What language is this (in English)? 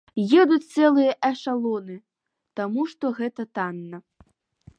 Belarusian